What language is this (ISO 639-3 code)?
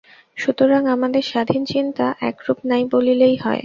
ben